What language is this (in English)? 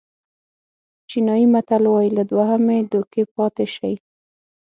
Pashto